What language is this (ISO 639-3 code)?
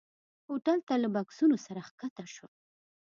pus